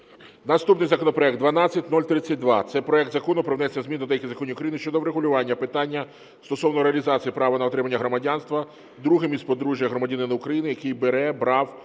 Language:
Ukrainian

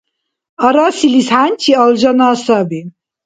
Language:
Dargwa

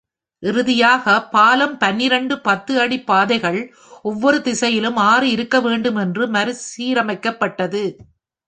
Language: Tamil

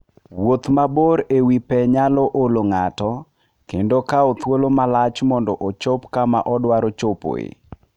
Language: Luo (Kenya and Tanzania)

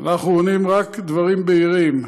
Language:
Hebrew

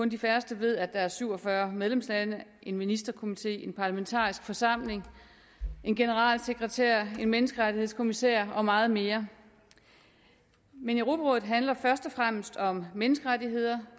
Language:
Danish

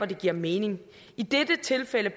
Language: Danish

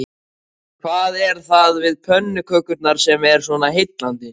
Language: Icelandic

